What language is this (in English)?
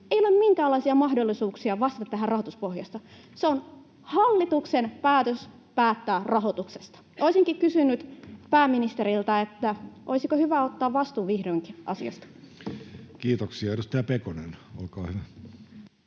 Finnish